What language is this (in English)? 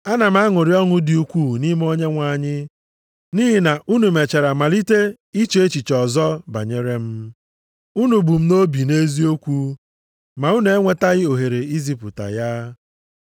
Igbo